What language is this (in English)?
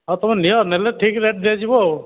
Odia